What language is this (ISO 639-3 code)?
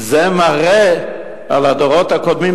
heb